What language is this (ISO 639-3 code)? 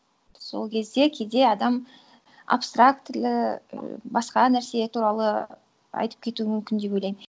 kaz